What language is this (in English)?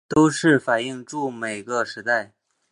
Chinese